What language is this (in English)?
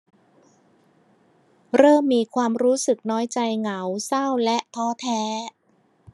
Thai